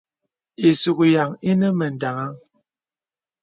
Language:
Bebele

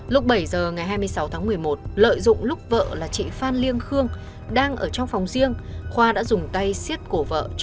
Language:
Vietnamese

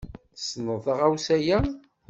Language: Kabyle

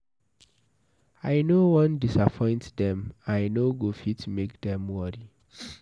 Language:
Nigerian Pidgin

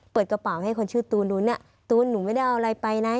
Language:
Thai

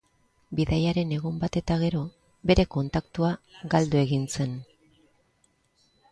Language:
Basque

